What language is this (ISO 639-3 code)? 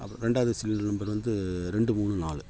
tam